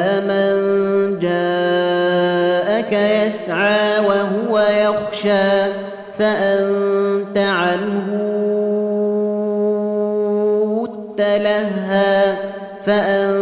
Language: Arabic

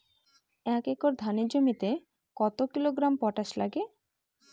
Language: Bangla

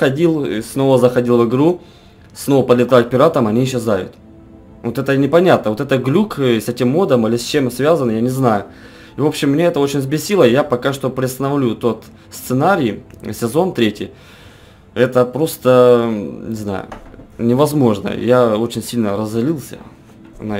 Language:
Russian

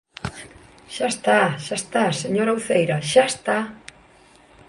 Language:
Galician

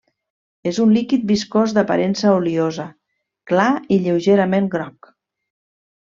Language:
Catalan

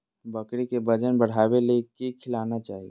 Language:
Magahi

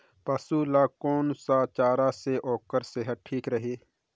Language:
Chhattisgarhi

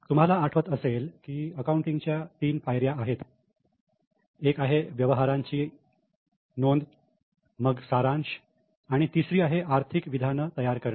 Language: Marathi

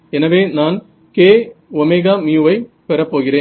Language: Tamil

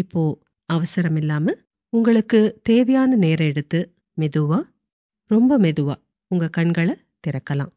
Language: Tamil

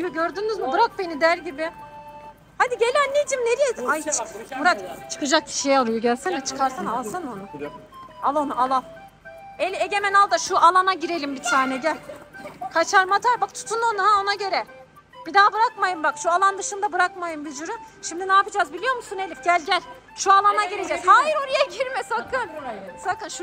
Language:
Turkish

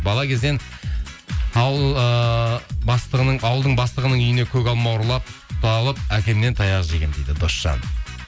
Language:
Kazakh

